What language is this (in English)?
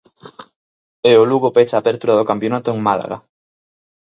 Galician